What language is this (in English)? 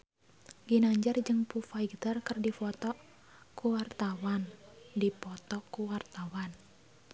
Sundanese